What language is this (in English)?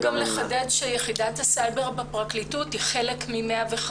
Hebrew